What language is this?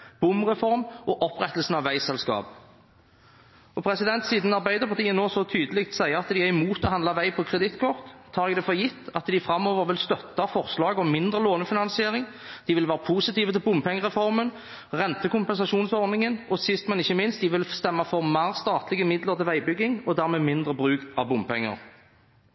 Norwegian Bokmål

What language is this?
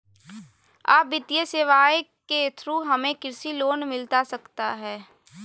Magahi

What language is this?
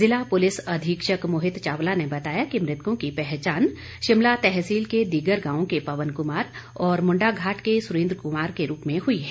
Hindi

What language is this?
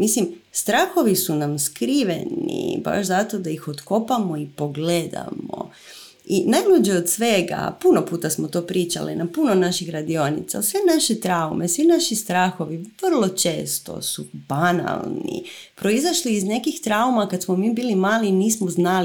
Croatian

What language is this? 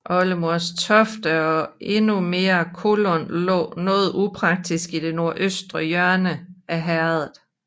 Danish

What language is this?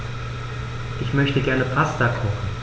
German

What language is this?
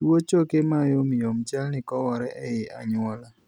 Luo (Kenya and Tanzania)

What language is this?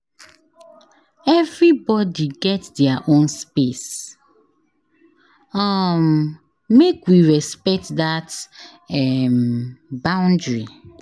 Nigerian Pidgin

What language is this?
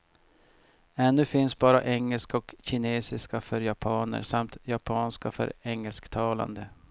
Swedish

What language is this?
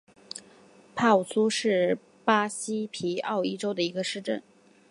Chinese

